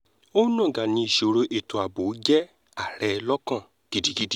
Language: Yoruba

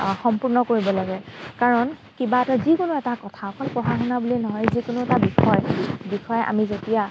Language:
Assamese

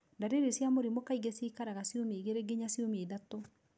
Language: Kikuyu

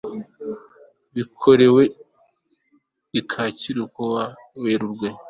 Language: Kinyarwanda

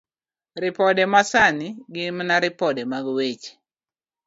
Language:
Luo (Kenya and Tanzania)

